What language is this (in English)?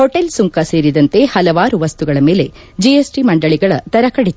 Kannada